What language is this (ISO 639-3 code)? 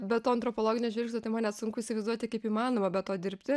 lit